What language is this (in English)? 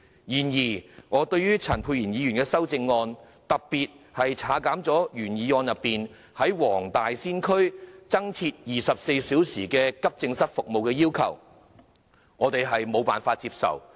Cantonese